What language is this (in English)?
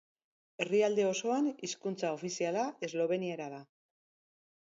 Basque